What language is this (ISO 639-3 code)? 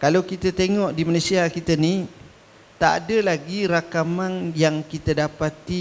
msa